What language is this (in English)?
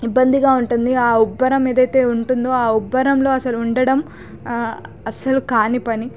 Telugu